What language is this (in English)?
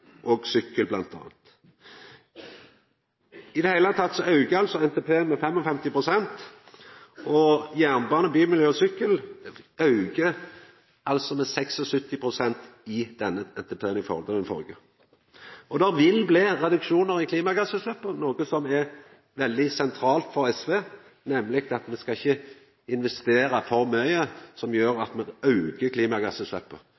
Norwegian Nynorsk